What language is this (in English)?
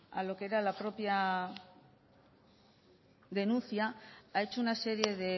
Spanish